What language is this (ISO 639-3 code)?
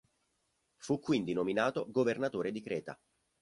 ita